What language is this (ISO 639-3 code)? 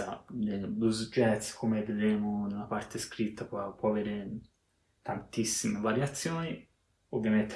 ita